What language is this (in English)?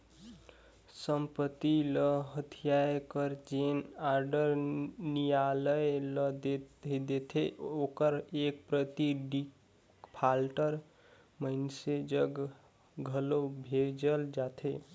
Chhattisgarhi